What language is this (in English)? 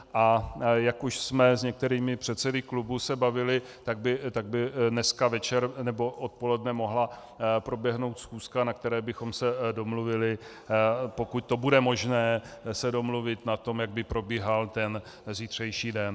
Czech